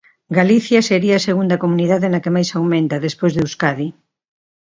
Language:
Galician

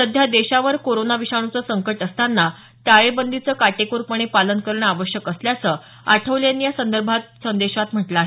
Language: Marathi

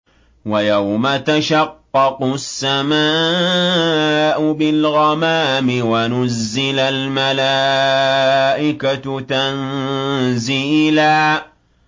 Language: Arabic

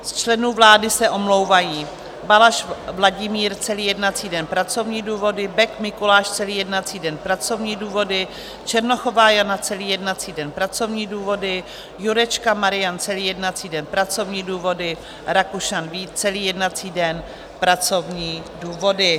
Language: Czech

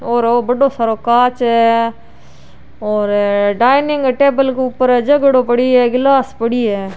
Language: Rajasthani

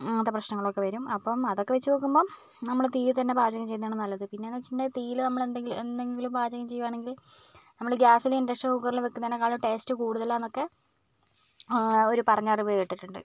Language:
Malayalam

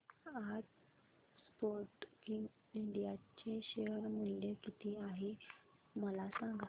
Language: Marathi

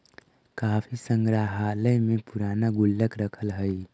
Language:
Magahi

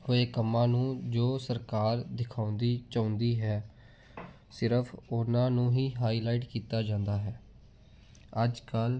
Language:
Punjabi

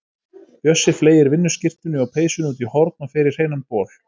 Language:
Icelandic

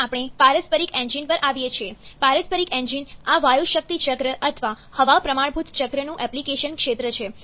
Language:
Gujarati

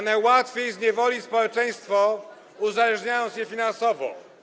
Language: Polish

